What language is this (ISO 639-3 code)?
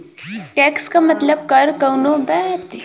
bho